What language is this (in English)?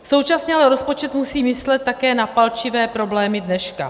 Czech